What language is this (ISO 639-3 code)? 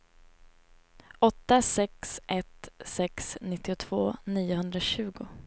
swe